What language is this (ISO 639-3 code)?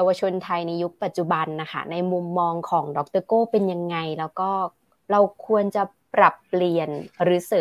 tha